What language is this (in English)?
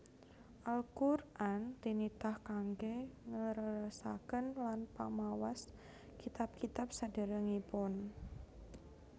Javanese